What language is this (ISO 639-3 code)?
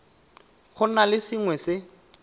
tsn